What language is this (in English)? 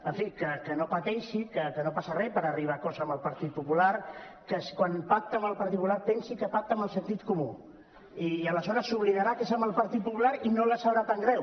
Catalan